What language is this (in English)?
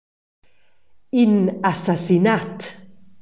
Romansh